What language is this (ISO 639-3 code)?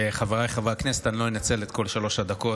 heb